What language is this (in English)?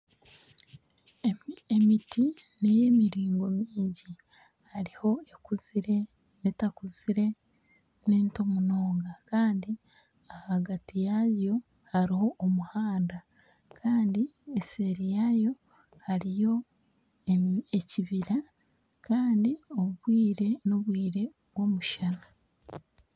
Nyankole